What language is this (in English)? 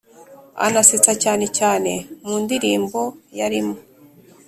Kinyarwanda